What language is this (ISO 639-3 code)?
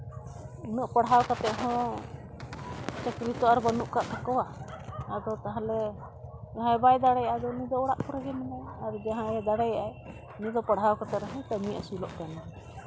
sat